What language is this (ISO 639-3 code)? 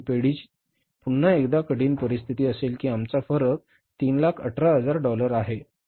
mar